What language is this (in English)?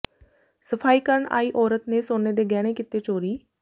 Punjabi